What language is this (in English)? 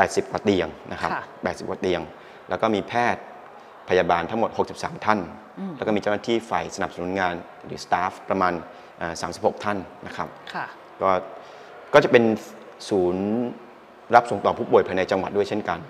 Thai